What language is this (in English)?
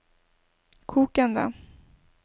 Norwegian